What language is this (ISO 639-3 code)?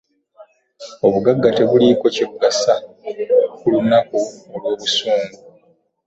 lug